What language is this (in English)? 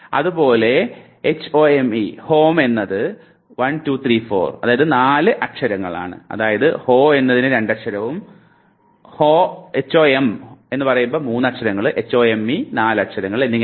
Malayalam